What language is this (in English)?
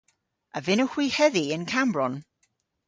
Cornish